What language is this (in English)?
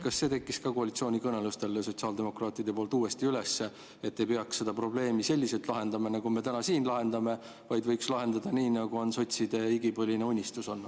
Estonian